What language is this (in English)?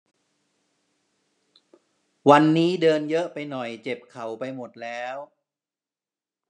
Thai